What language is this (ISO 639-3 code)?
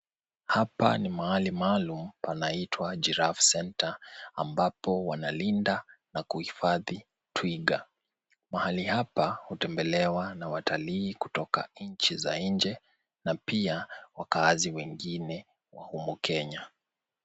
swa